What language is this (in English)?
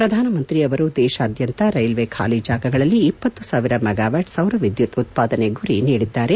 Kannada